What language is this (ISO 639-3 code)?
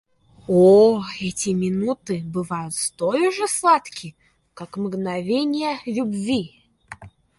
rus